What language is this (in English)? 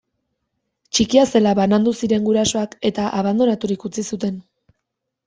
Basque